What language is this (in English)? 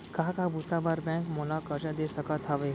Chhattisgarhi